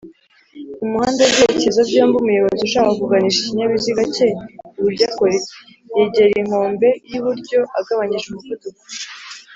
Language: Kinyarwanda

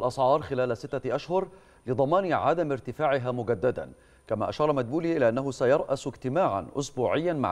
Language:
Arabic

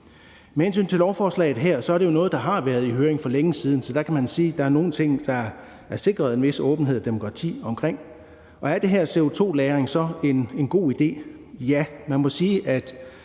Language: Danish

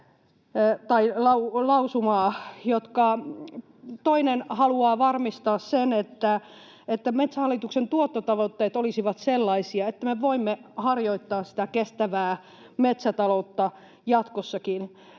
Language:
Finnish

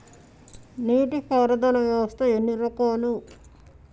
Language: Telugu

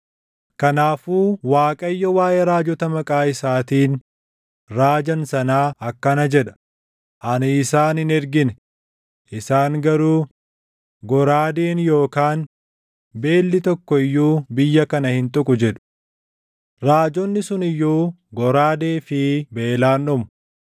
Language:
Oromo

